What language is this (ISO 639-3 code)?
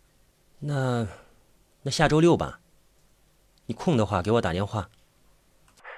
zho